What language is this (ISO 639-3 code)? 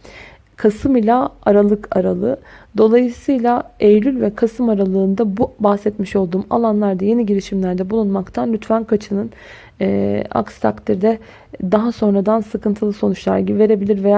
tur